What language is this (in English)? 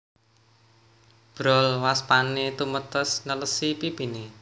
Javanese